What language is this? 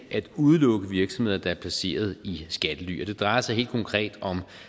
Danish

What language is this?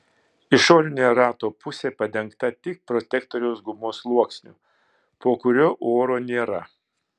Lithuanian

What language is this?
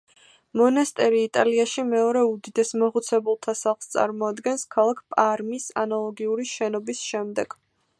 Georgian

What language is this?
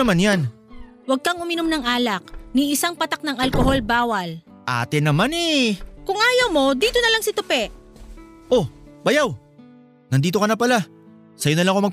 Filipino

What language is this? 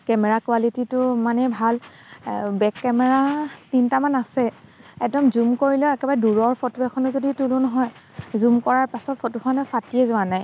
Assamese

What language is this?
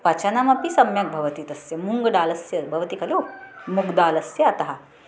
Sanskrit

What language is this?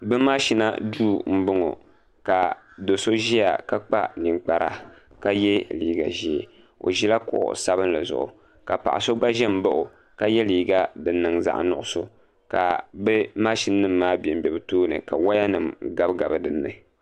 Dagbani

